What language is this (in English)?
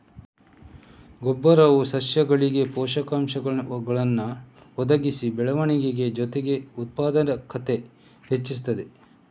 Kannada